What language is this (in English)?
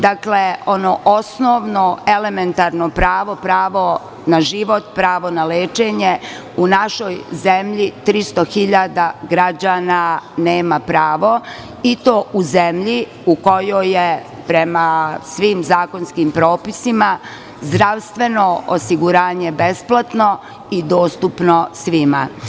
Serbian